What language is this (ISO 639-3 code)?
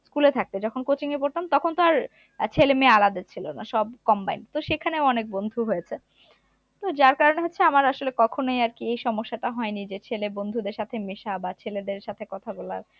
ben